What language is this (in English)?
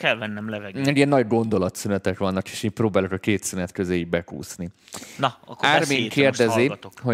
Hungarian